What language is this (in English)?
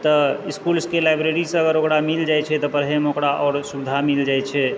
Maithili